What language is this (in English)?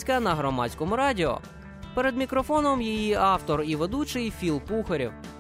Ukrainian